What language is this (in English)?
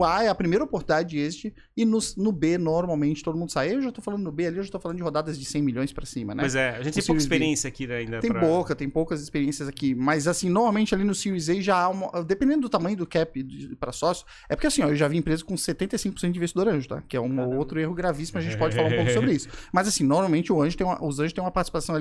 Portuguese